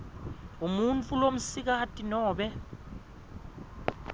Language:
Swati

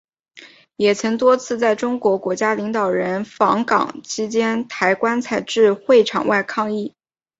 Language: Chinese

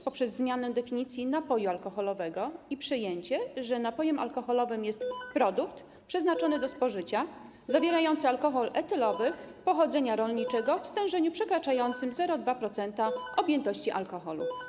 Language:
Polish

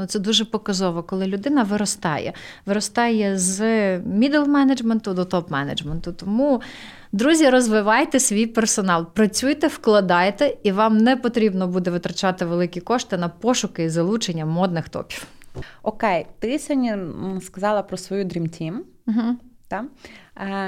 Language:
Ukrainian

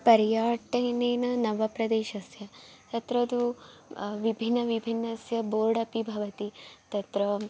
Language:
Sanskrit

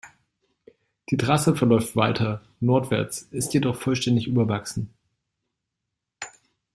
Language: German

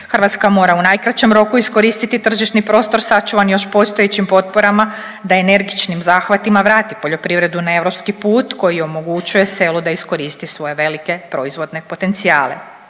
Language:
Croatian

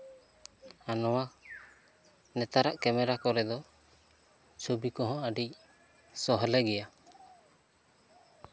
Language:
Santali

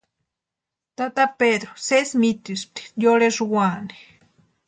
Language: Western Highland Purepecha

